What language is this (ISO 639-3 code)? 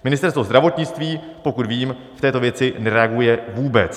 ces